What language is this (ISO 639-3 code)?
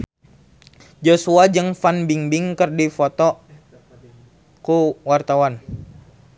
sun